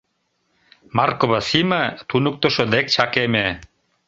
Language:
Mari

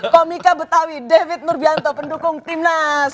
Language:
Indonesian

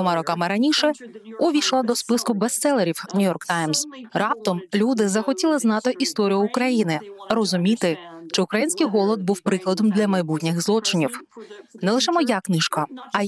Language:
Ukrainian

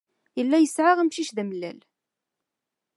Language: Kabyle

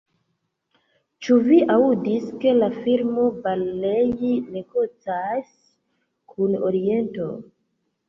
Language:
Esperanto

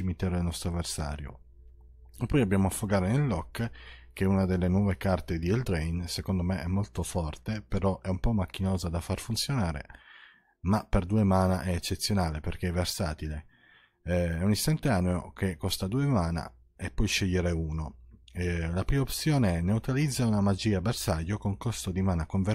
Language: Italian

